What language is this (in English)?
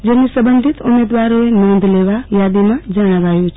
Gujarati